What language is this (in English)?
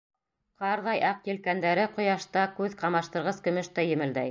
Bashkir